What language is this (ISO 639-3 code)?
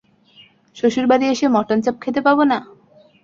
ben